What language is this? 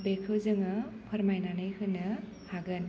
Bodo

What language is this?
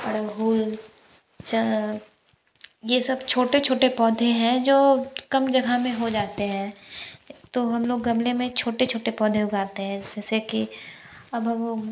Hindi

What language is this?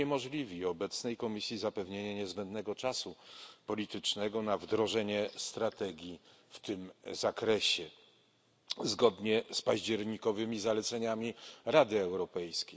Polish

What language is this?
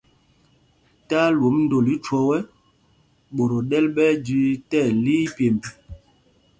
Mpumpong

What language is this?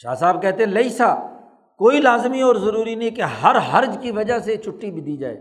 Urdu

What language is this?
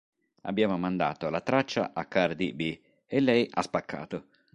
Italian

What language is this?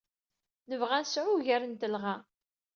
Kabyle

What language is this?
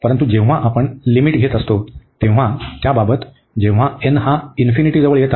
Marathi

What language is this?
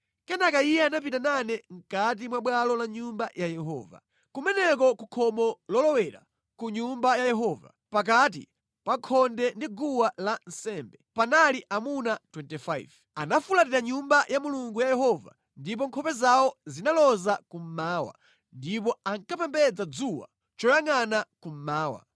Nyanja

